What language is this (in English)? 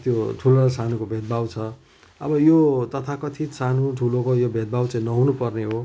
Nepali